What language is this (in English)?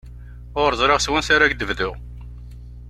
Kabyle